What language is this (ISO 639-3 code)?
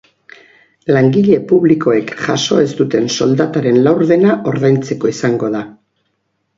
eus